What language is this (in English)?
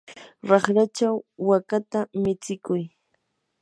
Yanahuanca Pasco Quechua